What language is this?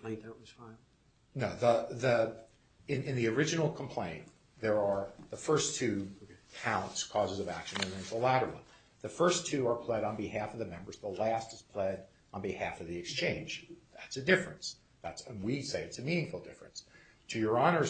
English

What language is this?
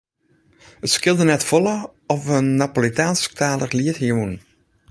Western Frisian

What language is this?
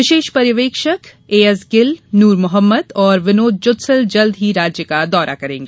Hindi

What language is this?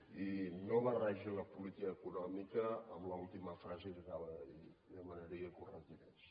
Catalan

